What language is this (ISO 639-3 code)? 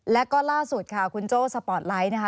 tha